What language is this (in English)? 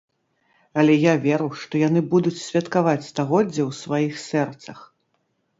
Belarusian